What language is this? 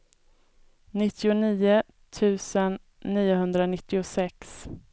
Swedish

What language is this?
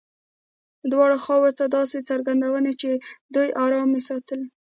Pashto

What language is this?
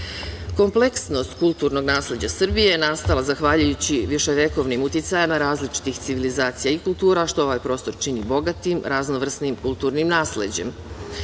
Serbian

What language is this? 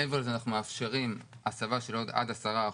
Hebrew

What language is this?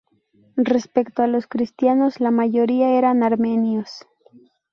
Spanish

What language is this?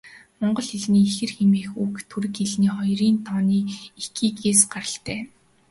Mongolian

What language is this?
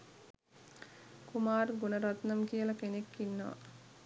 Sinhala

